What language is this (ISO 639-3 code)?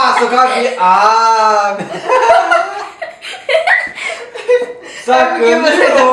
por